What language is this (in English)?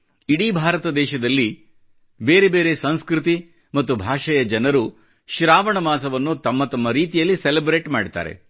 Kannada